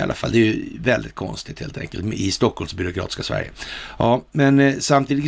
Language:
Swedish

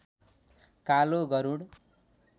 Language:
Nepali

